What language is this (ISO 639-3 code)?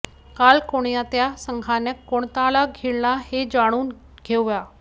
mar